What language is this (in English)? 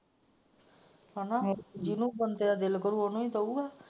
Punjabi